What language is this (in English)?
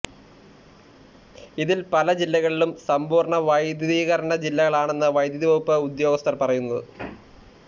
Malayalam